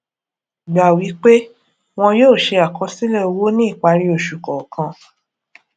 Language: Yoruba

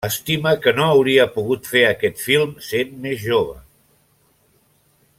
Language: Catalan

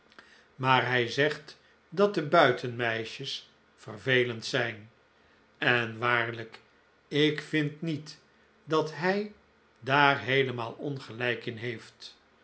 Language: Dutch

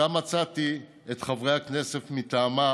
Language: Hebrew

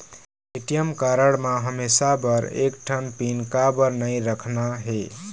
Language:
Chhattisgarhi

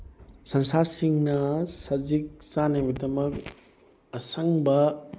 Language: Manipuri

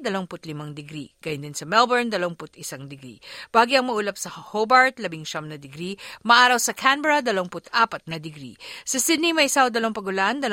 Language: Filipino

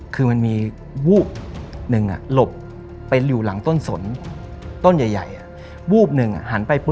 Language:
Thai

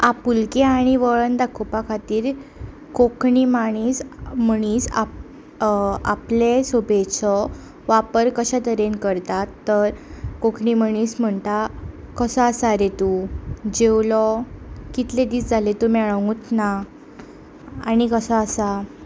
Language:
Konkani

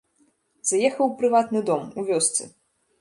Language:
Belarusian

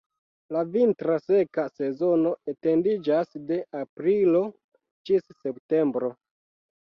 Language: Esperanto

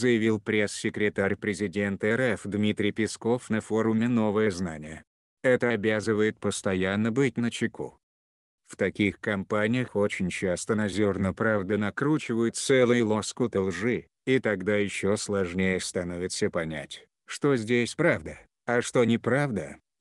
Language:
Russian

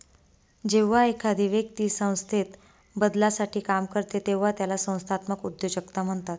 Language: Marathi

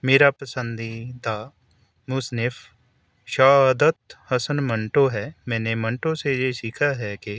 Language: Urdu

